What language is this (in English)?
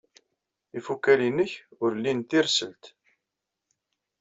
Kabyle